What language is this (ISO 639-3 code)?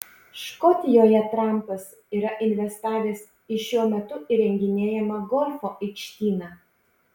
lit